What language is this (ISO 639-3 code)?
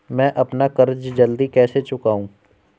hin